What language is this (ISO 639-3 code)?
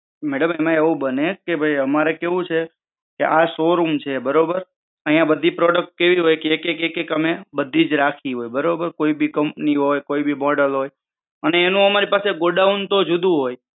guj